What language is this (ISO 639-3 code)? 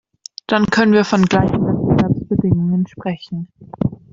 deu